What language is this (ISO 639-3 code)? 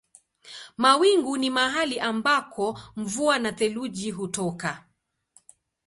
swa